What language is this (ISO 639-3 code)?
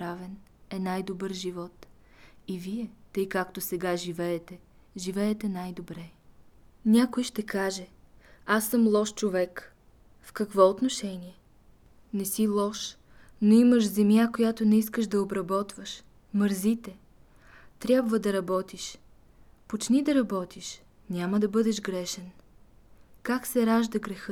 bul